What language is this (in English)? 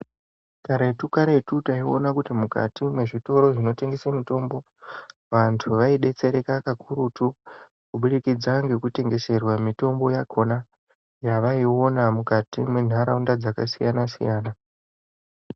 Ndau